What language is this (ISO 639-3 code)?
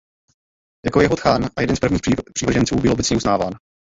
ces